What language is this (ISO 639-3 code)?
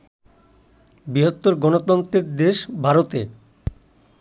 ben